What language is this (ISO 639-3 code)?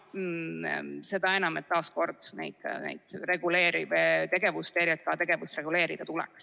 est